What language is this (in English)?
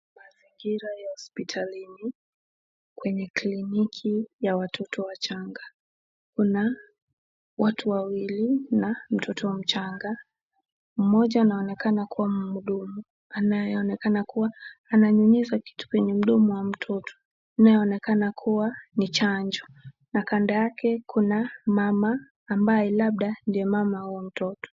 Swahili